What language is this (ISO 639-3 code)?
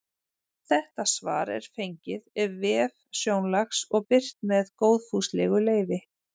isl